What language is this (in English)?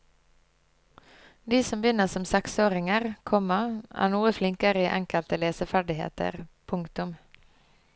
Norwegian